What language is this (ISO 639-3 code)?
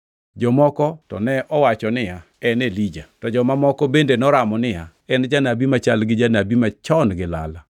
luo